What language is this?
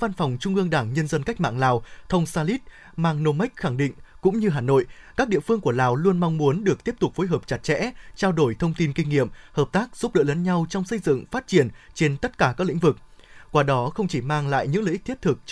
Vietnamese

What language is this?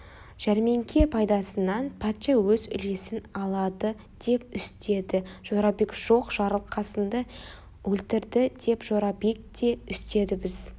Kazakh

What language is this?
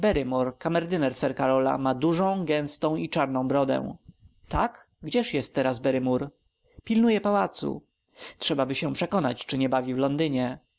Polish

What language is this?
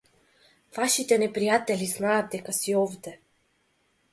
Macedonian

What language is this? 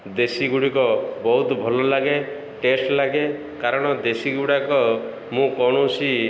Odia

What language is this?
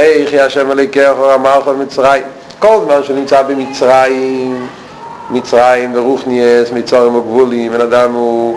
Hebrew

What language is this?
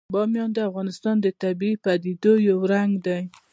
Pashto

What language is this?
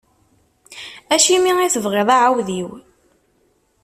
Kabyle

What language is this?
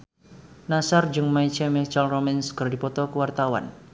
Sundanese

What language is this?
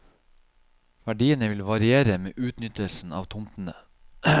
Norwegian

